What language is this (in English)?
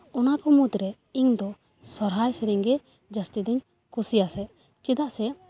Santali